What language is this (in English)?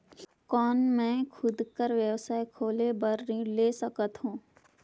Chhattisgarhi